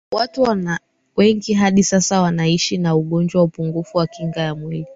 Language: Swahili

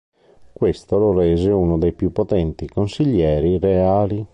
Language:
Italian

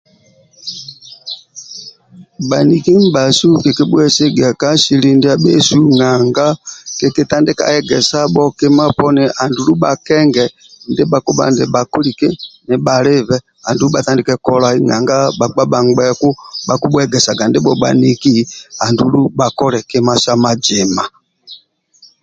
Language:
Amba (Uganda)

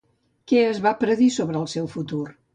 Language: Catalan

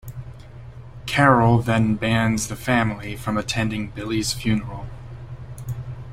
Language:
English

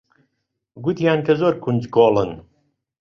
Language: Central Kurdish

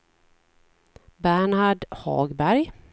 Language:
Swedish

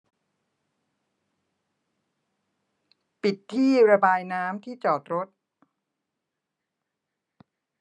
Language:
Thai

